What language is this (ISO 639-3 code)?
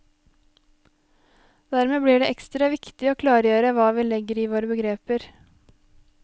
nor